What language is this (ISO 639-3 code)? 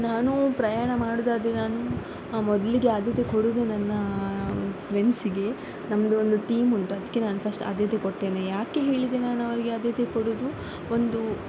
kan